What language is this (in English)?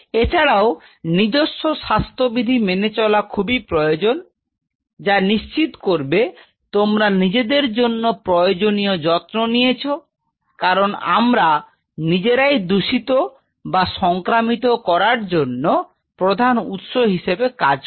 Bangla